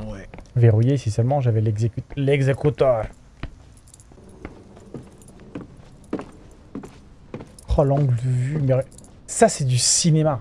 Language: French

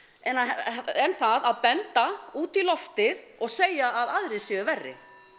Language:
Icelandic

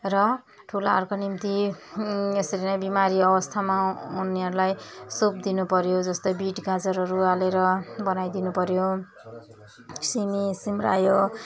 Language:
Nepali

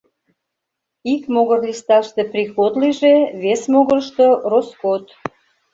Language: Mari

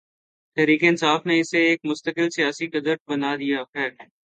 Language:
Urdu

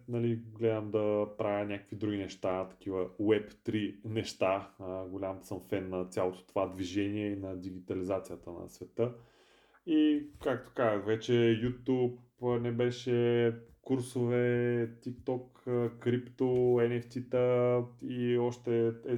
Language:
Bulgarian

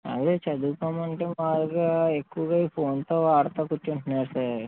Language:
Telugu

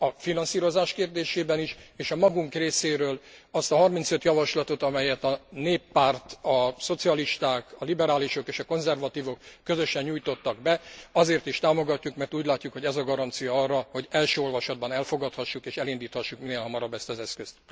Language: Hungarian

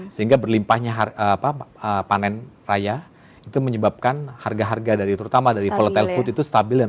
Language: Indonesian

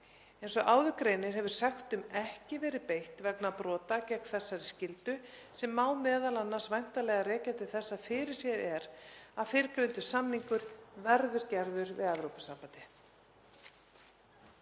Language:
Icelandic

